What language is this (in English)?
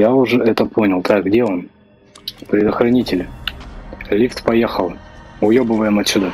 Russian